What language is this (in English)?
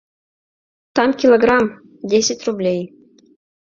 Mari